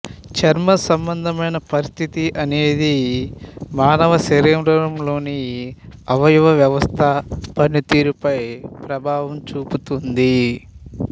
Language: Telugu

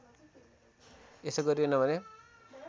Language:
Nepali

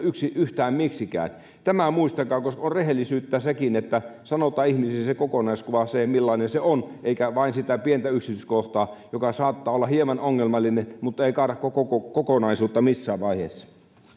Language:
Finnish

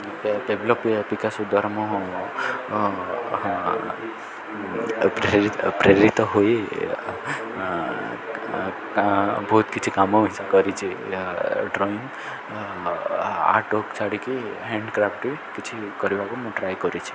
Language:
Odia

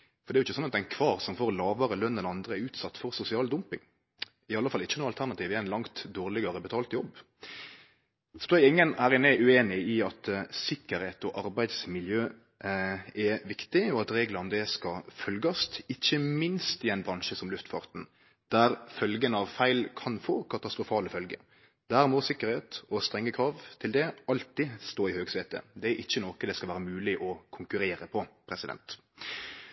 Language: Norwegian Nynorsk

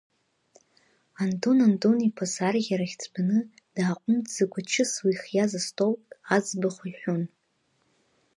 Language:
Abkhazian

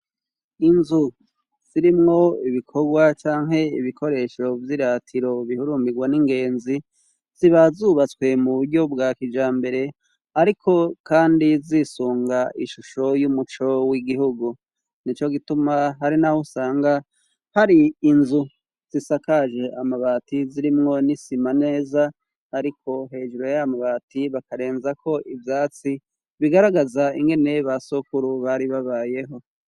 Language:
Rundi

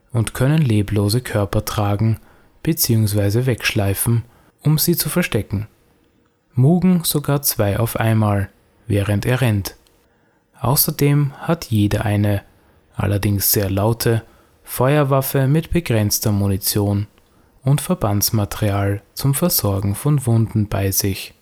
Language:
German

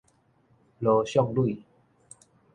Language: Min Nan Chinese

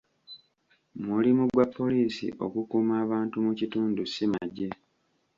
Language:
Ganda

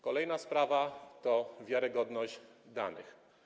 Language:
Polish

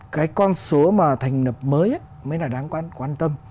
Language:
Vietnamese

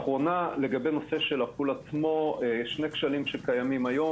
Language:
Hebrew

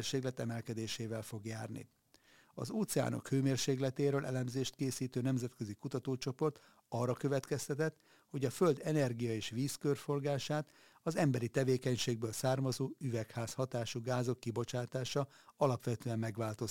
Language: Hungarian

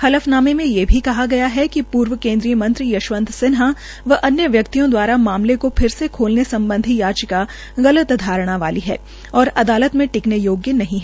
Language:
Hindi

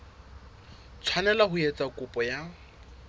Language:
Southern Sotho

